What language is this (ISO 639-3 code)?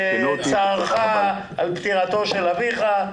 heb